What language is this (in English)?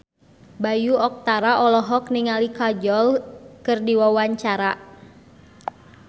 Sundanese